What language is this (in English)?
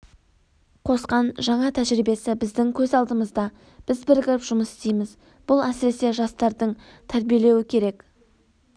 Kazakh